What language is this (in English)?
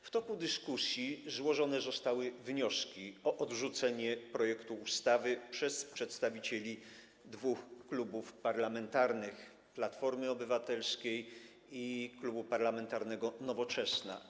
Polish